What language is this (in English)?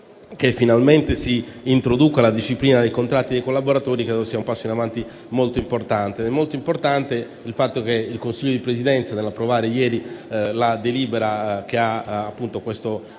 Italian